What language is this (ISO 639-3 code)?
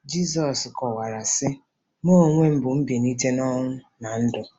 ibo